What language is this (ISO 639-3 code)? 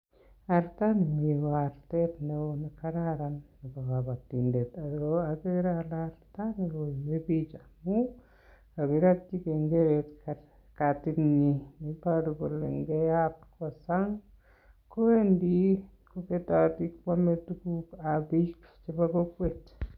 kln